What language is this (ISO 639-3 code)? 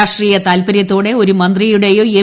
mal